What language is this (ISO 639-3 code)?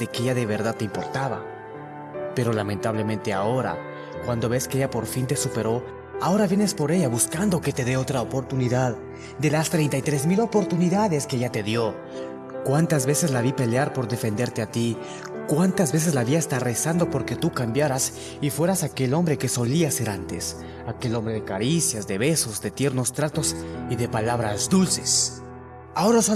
spa